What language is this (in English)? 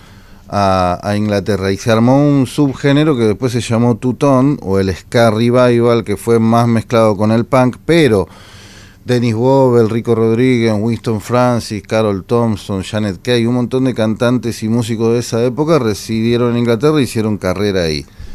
Spanish